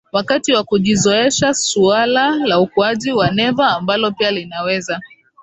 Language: Swahili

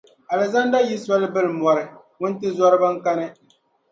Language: Dagbani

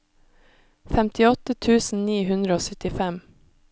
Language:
Norwegian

